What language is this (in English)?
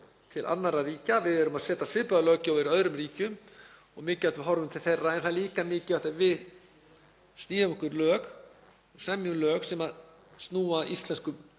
Icelandic